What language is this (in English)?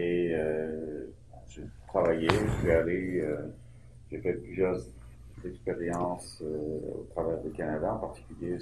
French